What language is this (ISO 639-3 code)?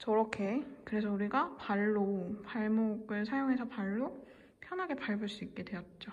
kor